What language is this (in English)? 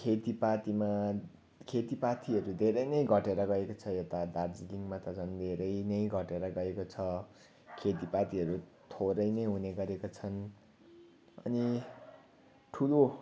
Nepali